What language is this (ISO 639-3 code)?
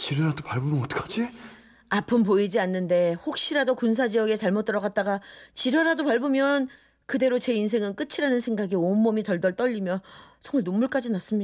kor